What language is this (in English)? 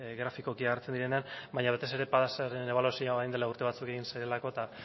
Basque